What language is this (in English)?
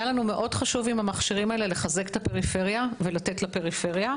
Hebrew